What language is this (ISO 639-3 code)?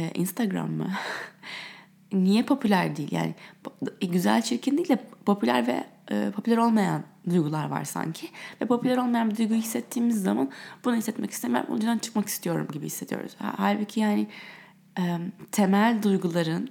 tur